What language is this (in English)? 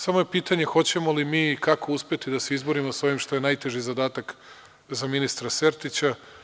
Serbian